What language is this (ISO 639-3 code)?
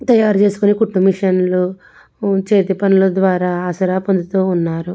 tel